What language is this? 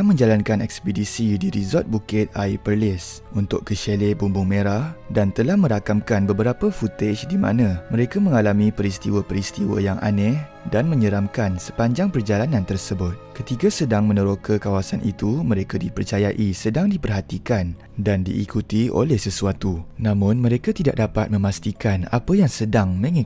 Malay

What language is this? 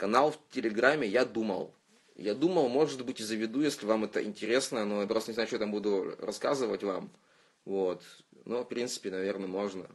Russian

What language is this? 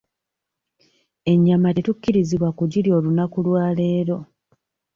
Ganda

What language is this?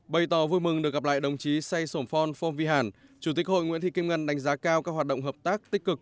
Vietnamese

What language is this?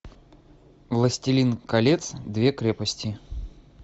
Russian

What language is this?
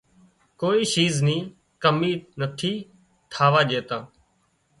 Wadiyara Koli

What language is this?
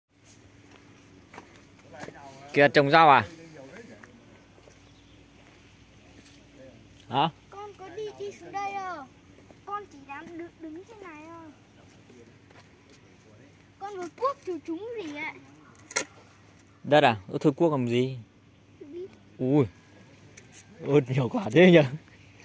Vietnamese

